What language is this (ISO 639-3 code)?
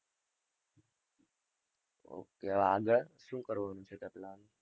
guj